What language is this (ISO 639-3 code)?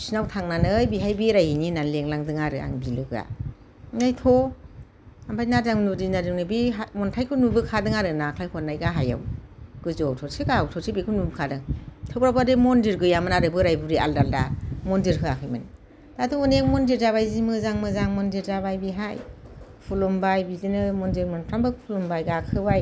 brx